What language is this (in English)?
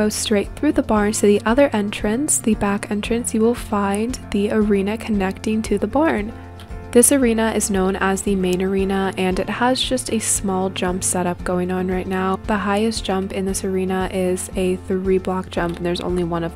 English